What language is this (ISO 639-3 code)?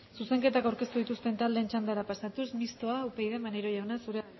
eus